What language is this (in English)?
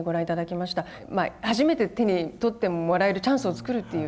Japanese